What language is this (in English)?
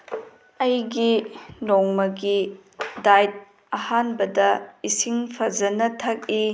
Manipuri